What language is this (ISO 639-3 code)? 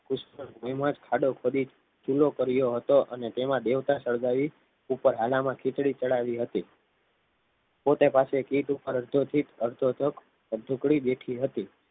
guj